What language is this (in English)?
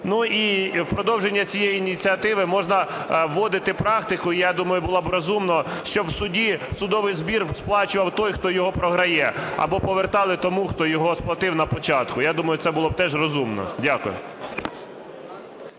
Ukrainian